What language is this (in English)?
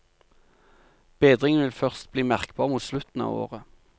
Norwegian